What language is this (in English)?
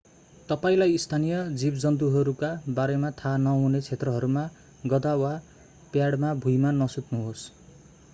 Nepali